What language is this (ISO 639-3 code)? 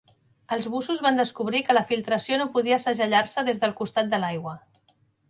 cat